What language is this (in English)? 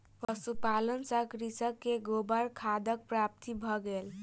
Maithili